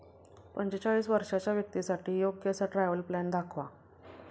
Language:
Marathi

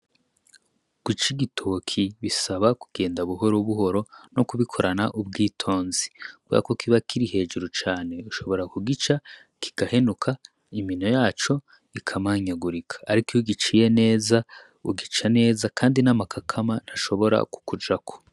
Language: Rundi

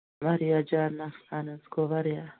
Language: Kashmiri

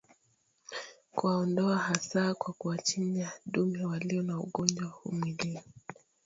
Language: Swahili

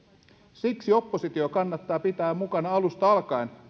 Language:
Finnish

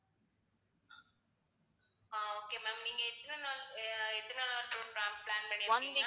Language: Tamil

